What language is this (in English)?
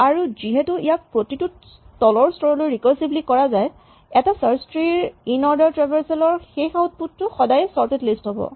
Assamese